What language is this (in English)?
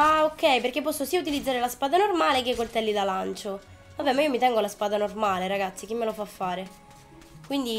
Italian